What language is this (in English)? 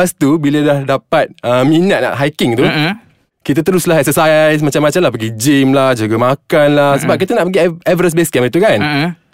Malay